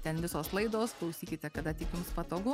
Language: Lithuanian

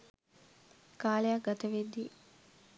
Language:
Sinhala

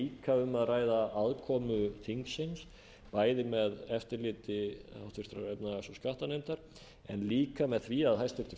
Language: Icelandic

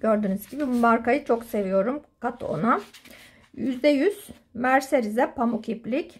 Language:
Turkish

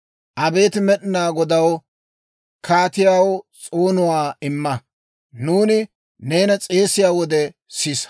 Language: Dawro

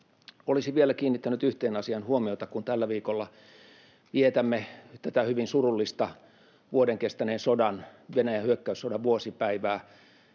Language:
Finnish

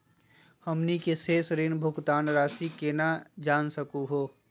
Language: Magahi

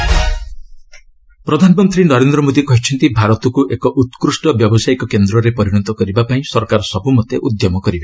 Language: Odia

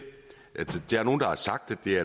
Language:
Danish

